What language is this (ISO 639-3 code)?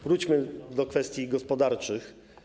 pol